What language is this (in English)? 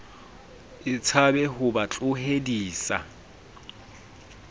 Southern Sotho